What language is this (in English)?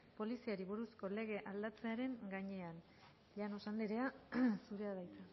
Basque